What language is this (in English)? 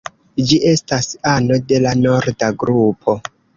Esperanto